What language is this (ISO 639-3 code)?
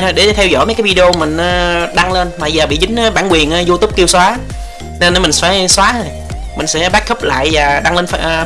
vie